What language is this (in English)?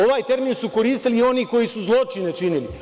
Serbian